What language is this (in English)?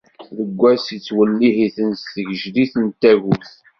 Kabyle